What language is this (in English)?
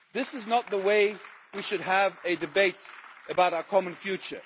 English